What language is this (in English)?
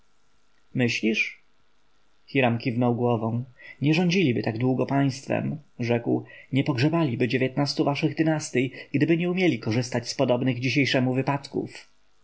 Polish